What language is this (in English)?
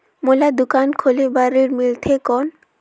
Chhattisgarhi